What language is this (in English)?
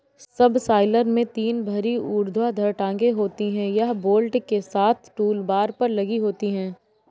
Hindi